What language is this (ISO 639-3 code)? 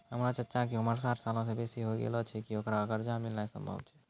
mai